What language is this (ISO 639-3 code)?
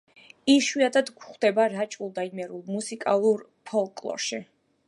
kat